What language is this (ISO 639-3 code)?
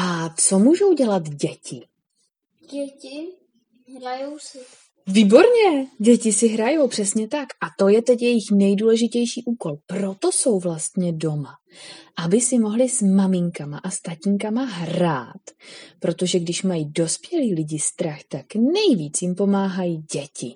ces